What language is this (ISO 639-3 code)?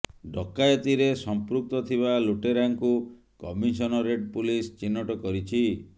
ori